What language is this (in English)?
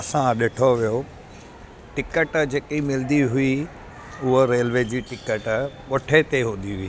Sindhi